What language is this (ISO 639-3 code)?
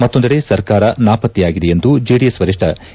kan